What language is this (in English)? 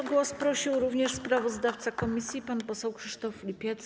Polish